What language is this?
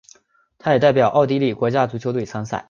Chinese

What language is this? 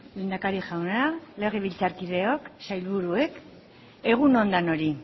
Basque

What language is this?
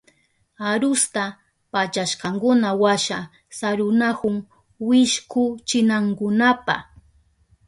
Southern Pastaza Quechua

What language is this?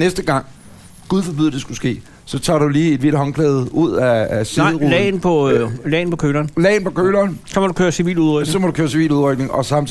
Danish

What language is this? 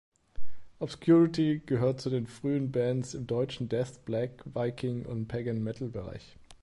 German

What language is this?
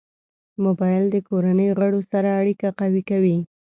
Pashto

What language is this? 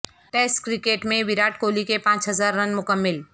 Urdu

